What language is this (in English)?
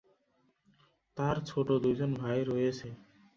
Bangla